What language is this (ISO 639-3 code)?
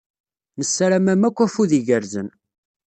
kab